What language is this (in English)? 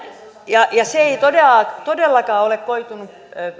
Finnish